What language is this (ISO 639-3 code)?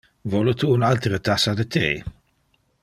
ina